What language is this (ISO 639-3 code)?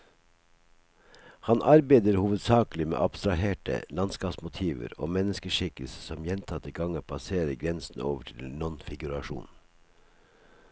nor